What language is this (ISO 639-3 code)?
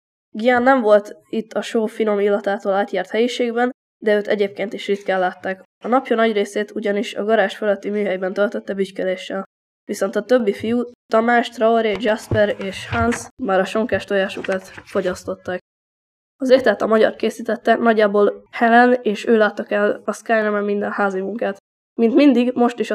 hun